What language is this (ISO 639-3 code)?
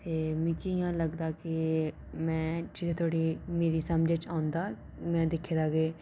doi